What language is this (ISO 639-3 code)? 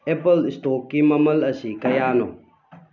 mni